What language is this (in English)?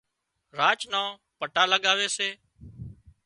Wadiyara Koli